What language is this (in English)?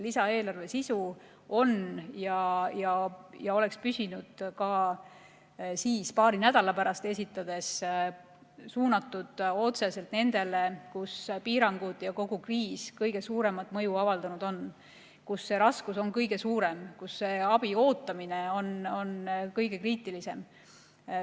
Estonian